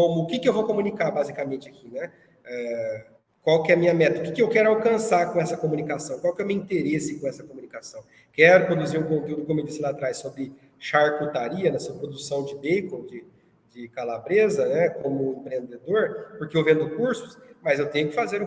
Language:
Portuguese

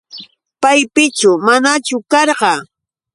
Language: Yauyos Quechua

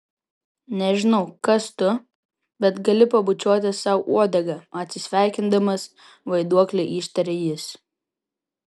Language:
Lithuanian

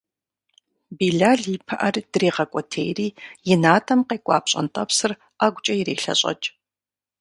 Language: Kabardian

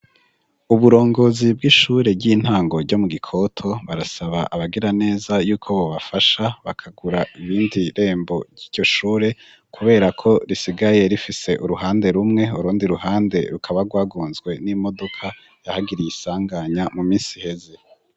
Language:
Rundi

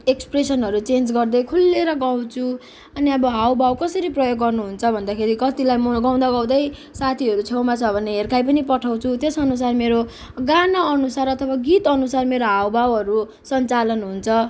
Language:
Nepali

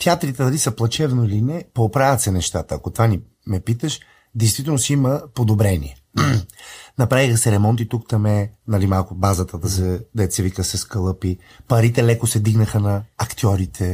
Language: Bulgarian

